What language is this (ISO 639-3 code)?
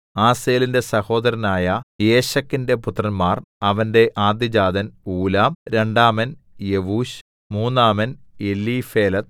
mal